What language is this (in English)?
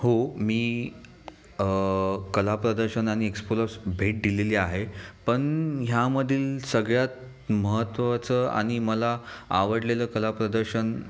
Marathi